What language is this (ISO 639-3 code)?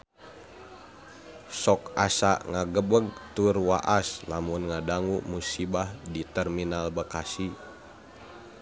sun